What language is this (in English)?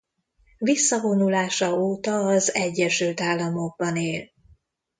Hungarian